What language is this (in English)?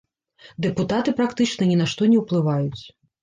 Belarusian